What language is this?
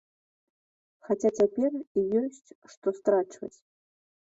Belarusian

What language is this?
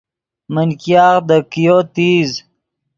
Yidgha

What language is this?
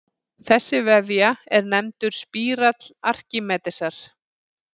Icelandic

